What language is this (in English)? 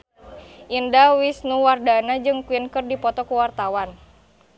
Sundanese